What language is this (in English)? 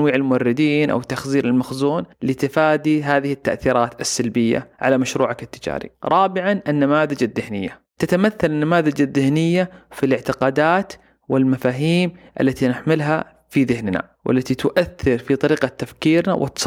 Arabic